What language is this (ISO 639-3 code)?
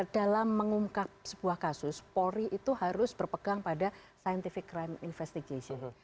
ind